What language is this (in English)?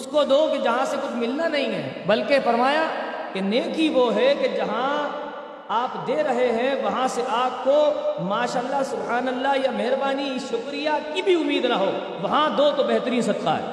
Urdu